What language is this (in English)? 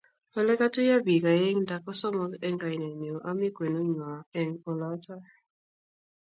Kalenjin